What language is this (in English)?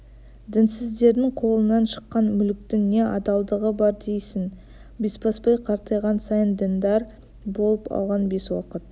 Kazakh